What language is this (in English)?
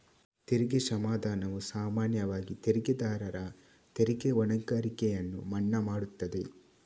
Kannada